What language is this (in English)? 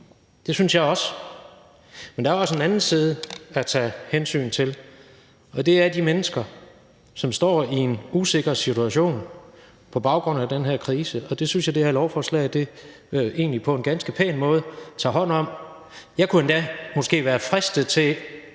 Danish